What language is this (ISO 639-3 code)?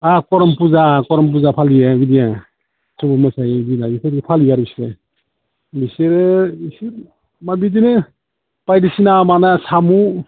brx